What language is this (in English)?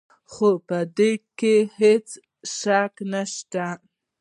Pashto